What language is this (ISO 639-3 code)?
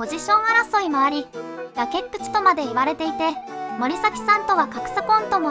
jpn